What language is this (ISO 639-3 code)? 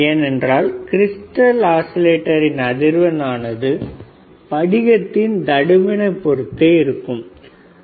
tam